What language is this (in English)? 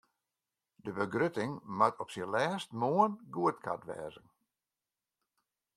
Western Frisian